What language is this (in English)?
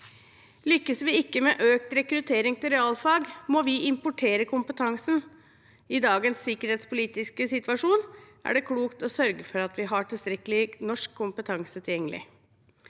Norwegian